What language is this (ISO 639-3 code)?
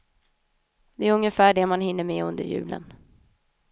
swe